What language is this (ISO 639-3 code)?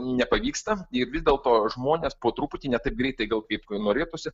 lit